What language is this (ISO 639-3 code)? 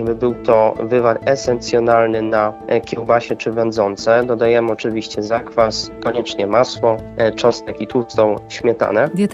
pol